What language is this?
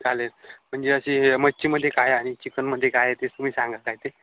Marathi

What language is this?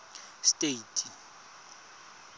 Tswana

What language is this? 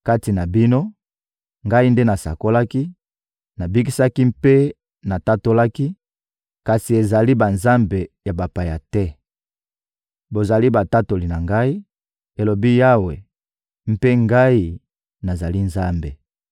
Lingala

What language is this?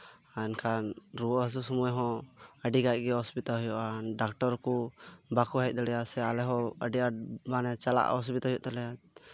Santali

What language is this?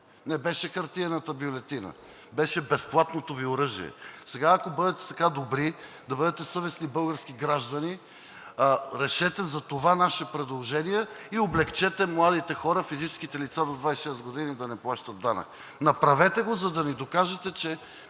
Bulgarian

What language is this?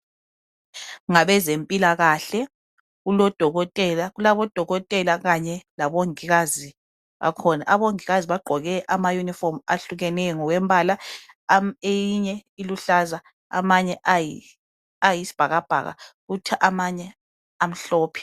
North Ndebele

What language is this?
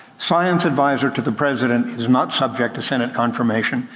English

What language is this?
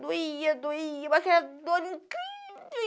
Portuguese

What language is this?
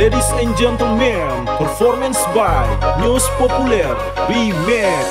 Romanian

